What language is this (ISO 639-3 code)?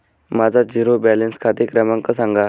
mar